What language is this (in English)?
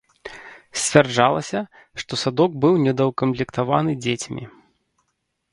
Belarusian